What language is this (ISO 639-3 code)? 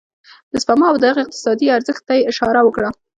pus